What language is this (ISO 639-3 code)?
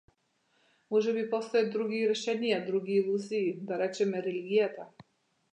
mkd